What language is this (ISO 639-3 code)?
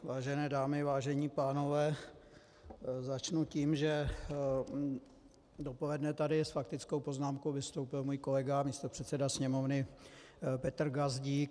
ces